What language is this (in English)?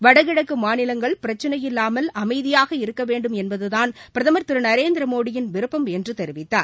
Tamil